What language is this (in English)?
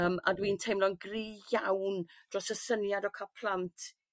Welsh